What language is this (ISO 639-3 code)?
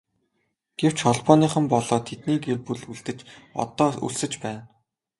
mon